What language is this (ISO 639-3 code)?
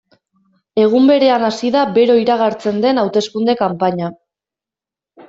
eus